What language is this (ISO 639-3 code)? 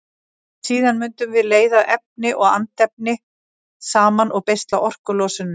isl